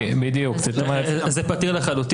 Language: Hebrew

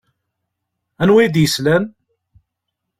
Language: Kabyle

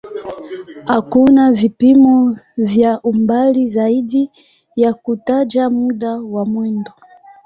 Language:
Swahili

